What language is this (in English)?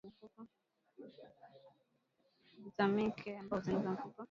Swahili